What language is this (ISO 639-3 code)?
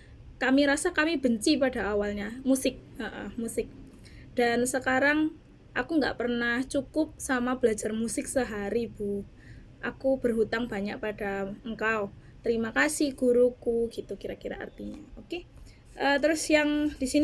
ind